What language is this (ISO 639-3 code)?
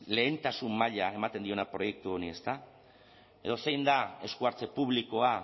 eus